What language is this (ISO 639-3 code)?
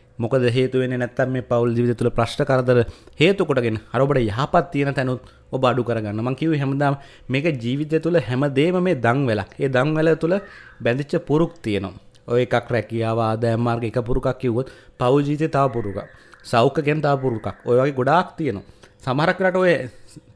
ind